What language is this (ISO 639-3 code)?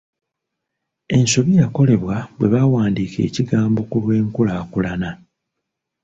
lug